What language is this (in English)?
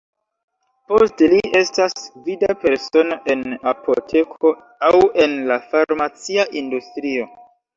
Esperanto